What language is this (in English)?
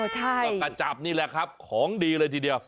Thai